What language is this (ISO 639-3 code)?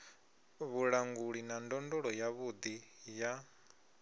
ven